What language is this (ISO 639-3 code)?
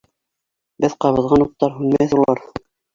bak